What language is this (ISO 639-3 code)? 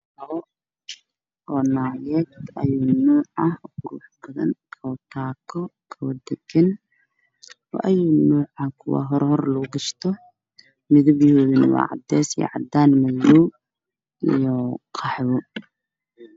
som